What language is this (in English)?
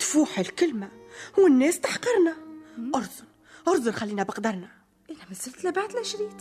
Arabic